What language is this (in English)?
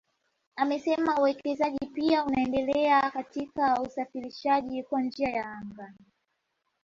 Swahili